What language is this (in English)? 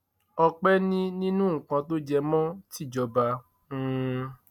Yoruba